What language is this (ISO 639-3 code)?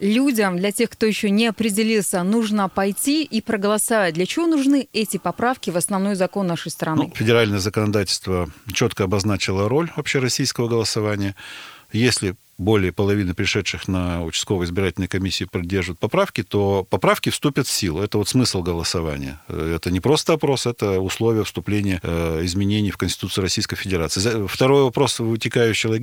rus